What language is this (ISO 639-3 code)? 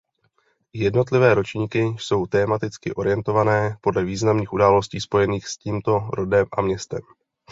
ces